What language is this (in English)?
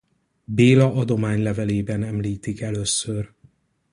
Hungarian